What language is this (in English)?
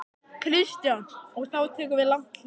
Icelandic